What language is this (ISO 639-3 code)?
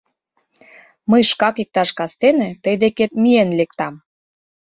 chm